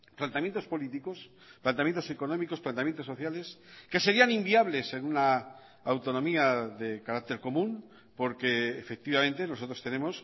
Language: Spanish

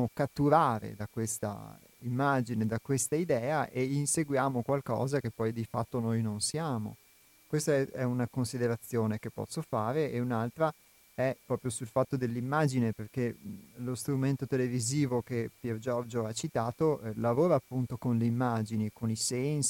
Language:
Italian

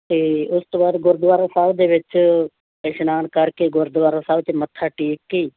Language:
Punjabi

